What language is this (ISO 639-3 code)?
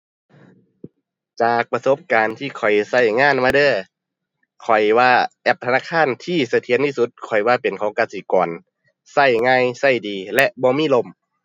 tha